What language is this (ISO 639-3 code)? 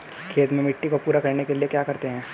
hin